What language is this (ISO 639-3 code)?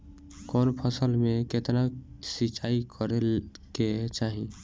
bho